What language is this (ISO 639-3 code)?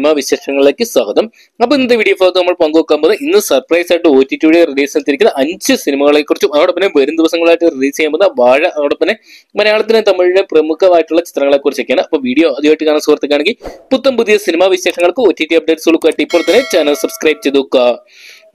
mal